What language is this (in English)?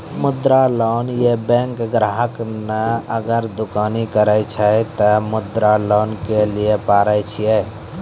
Maithili